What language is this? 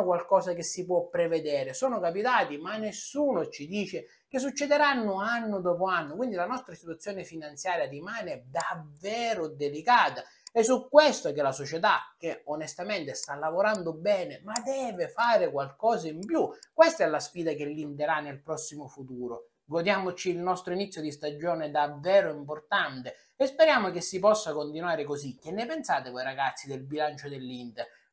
Italian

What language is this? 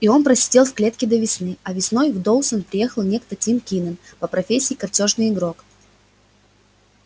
Russian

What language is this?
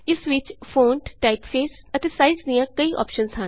Punjabi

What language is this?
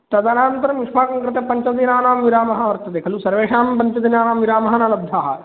Sanskrit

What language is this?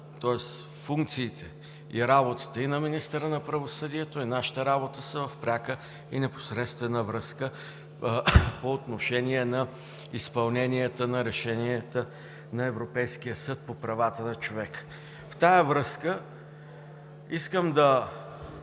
Bulgarian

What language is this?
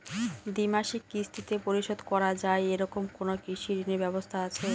Bangla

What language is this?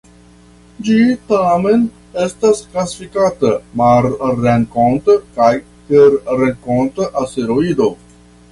Esperanto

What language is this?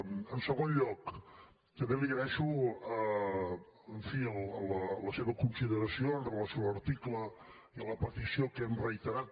Catalan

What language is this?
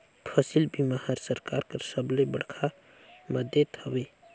Chhattisgarhi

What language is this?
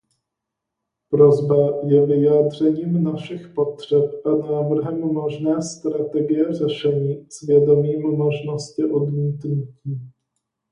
Czech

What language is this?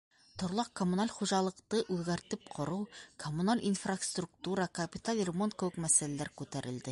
Bashkir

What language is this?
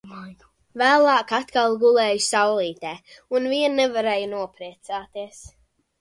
Latvian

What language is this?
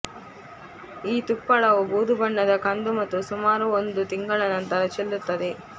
Kannada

